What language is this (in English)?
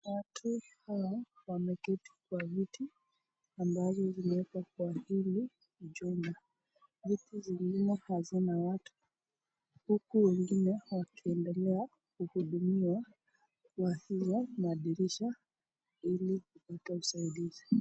Swahili